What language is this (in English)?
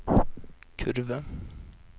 Norwegian